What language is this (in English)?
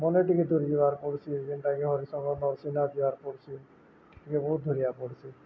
Odia